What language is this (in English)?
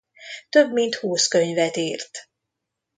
Hungarian